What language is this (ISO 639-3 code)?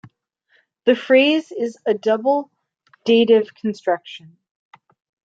eng